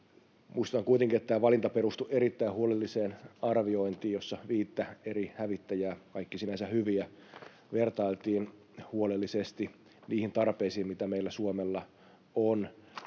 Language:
Finnish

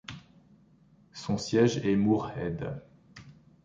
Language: French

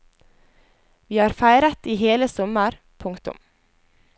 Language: Norwegian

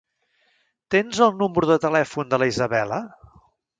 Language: Catalan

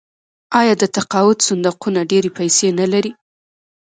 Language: Pashto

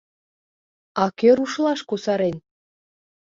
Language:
Mari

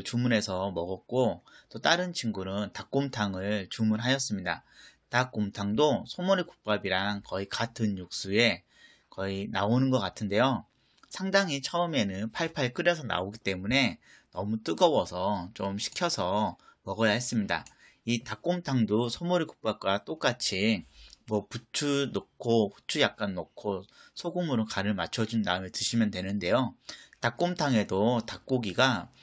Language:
Korean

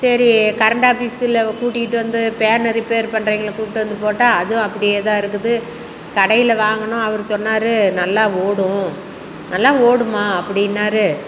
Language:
Tamil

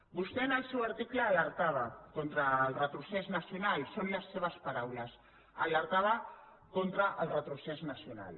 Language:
Catalan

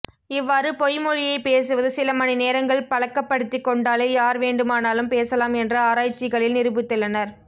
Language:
Tamil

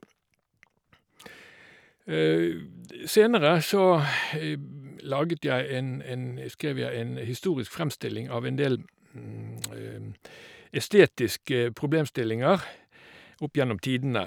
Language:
Norwegian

